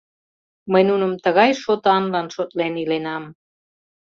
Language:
Mari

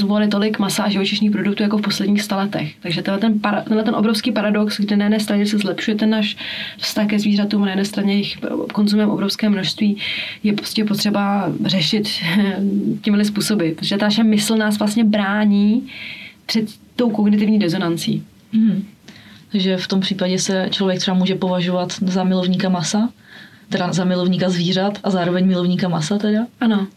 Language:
Czech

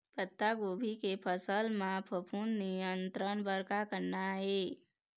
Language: Chhattisgarhi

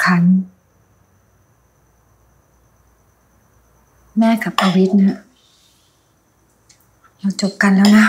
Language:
Thai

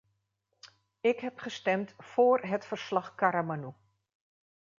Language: Dutch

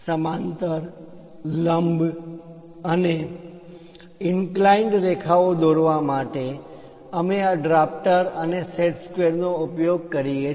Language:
Gujarati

